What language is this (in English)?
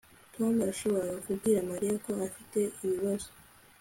Kinyarwanda